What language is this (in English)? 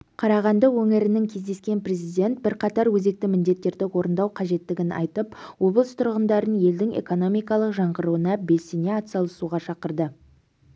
Kazakh